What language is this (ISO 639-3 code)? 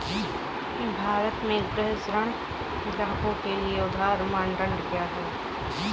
hin